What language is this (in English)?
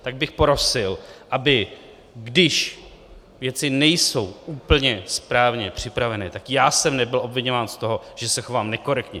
Czech